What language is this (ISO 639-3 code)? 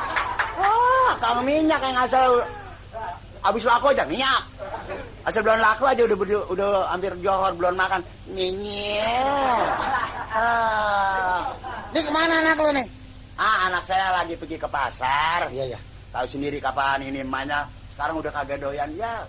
ind